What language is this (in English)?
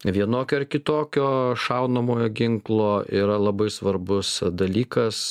Lithuanian